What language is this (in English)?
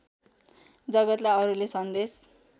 Nepali